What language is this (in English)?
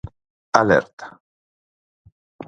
Galician